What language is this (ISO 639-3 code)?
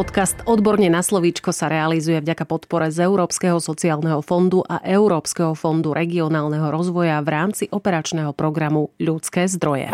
slk